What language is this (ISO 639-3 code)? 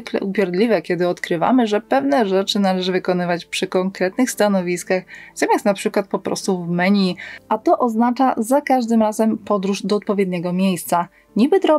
pol